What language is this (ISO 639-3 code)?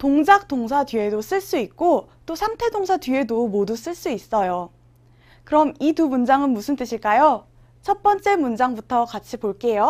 kor